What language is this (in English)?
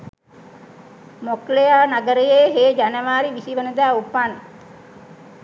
Sinhala